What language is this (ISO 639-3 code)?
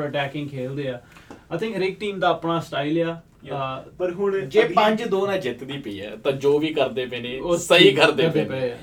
pan